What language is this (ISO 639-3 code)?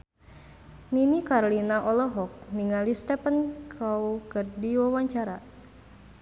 sun